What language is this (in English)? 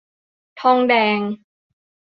Thai